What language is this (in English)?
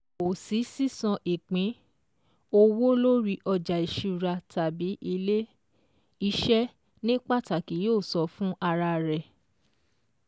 Yoruba